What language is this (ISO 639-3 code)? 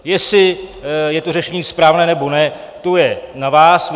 ces